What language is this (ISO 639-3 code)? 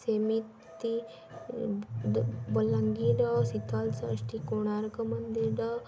ori